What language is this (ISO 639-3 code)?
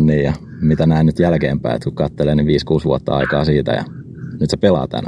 fin